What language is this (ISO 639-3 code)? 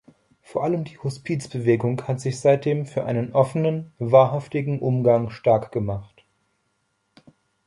deu